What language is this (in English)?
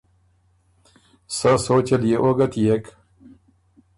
Ormuri